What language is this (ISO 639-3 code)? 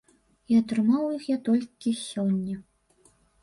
bel